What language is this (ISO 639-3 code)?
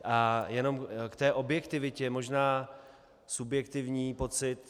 ces